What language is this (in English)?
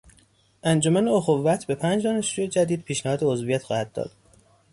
Persian